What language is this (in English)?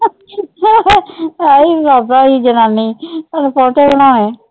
Punjabi